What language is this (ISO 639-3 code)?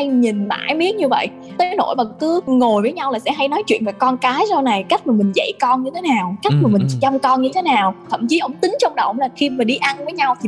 vie